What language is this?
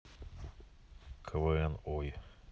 Russian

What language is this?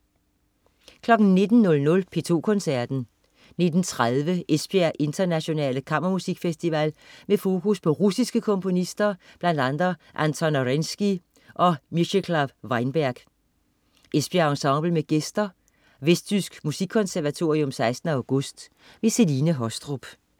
Danish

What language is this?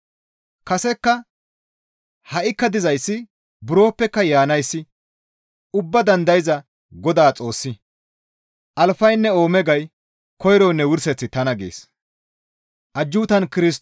Gamo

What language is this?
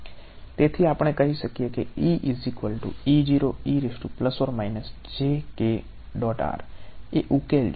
Gujarati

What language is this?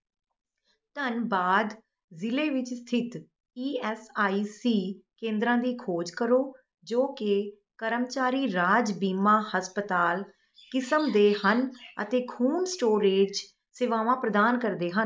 Punjabi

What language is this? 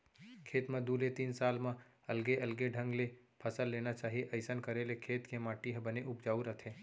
Chhattisgarhi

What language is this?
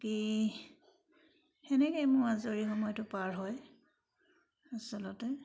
Assamese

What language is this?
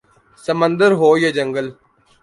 Urdu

